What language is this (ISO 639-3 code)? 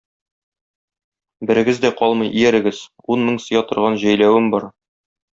tat